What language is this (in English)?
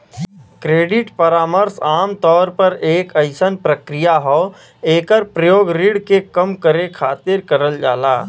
Bhojpuri